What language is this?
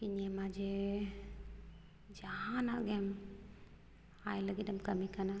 Santali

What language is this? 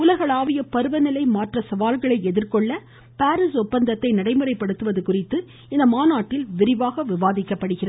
Tamil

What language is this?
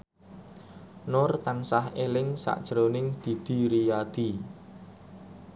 Javanese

